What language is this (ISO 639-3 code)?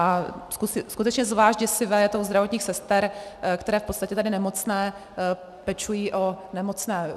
ces